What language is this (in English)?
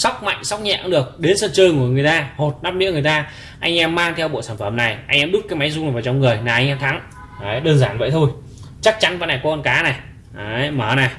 Vietnamese